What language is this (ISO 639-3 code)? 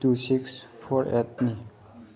mni